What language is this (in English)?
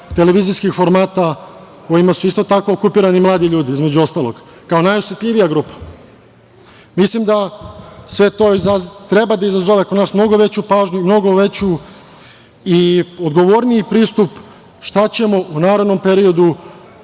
Serbian